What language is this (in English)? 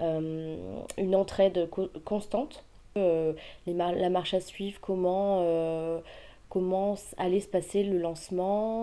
French